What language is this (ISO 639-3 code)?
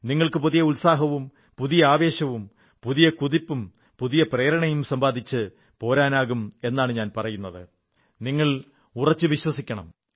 mal